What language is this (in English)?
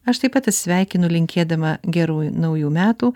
Lithuanian